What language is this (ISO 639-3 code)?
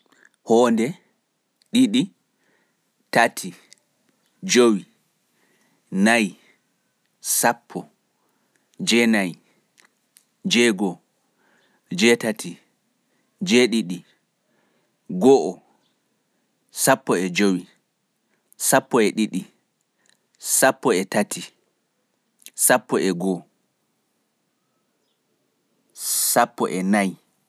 ful